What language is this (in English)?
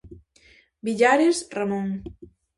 Galician